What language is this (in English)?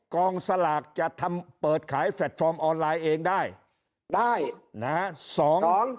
Thai